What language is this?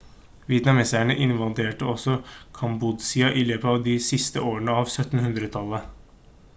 Norwegian Bokmål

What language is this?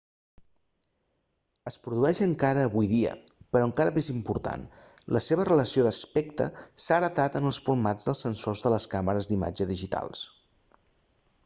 Catalan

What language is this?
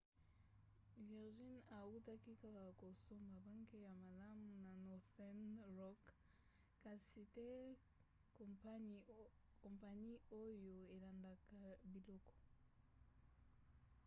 Lingala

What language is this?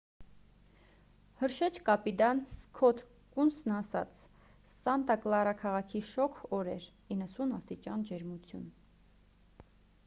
Armenian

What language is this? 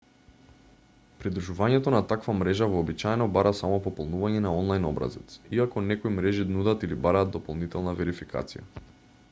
Macedonian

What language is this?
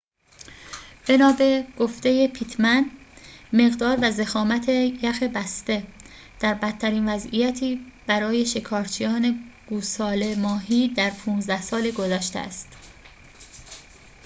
Persian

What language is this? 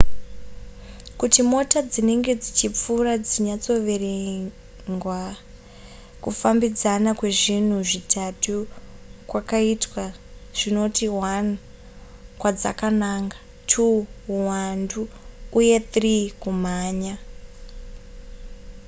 Shona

